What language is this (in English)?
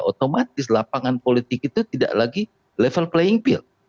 Indonesian